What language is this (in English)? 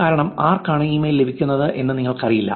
Malayalam